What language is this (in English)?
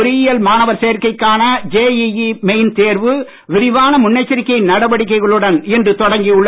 Tamil